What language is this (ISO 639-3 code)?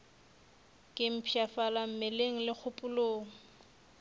nso